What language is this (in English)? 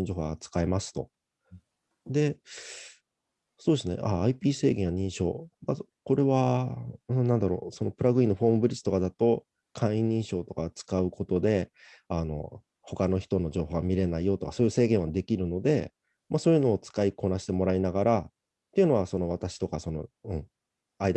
Japanese